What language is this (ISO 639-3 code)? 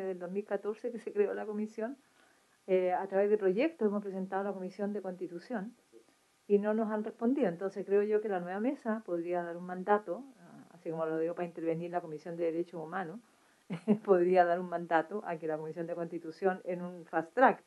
spa